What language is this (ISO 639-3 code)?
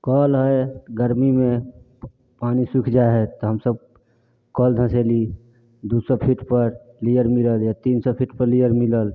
mai